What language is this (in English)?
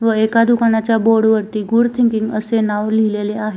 Marathi